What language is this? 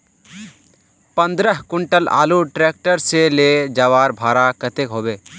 Magahi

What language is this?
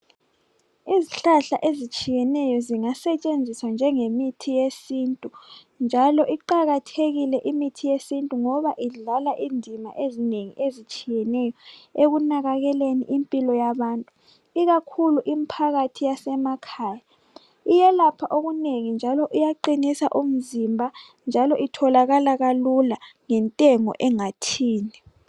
North Ndebele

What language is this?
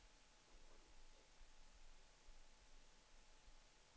Danish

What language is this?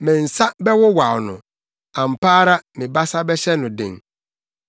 Akan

